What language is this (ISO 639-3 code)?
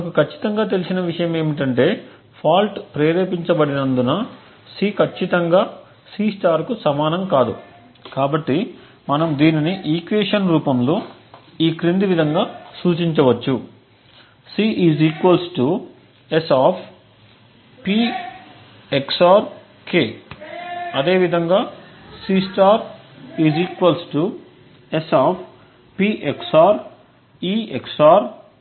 tel